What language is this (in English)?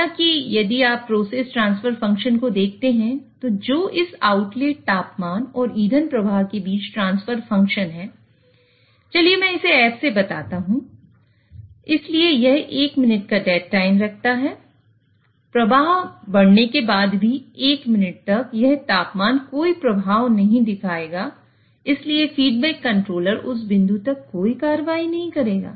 Hindi